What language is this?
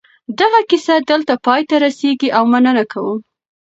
Pashto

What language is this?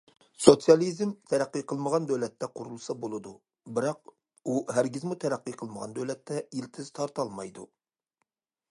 Uyghur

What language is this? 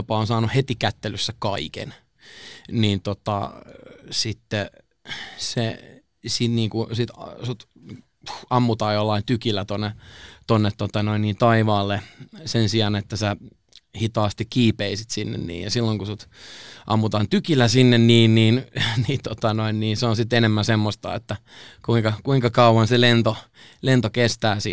Finnish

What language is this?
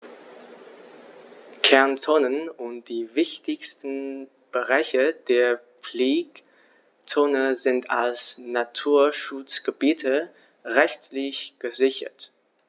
German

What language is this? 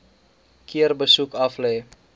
Afrikaans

